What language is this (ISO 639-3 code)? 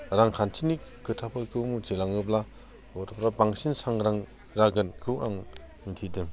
brx